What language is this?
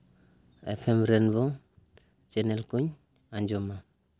Santali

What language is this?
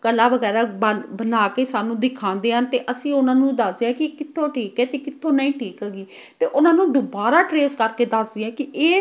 Punjabi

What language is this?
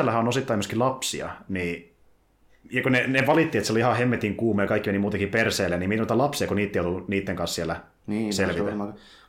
Finnish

